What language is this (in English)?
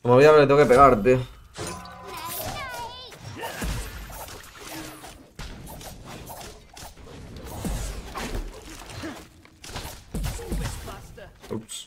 Spanish